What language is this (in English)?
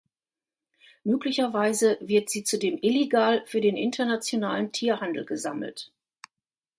German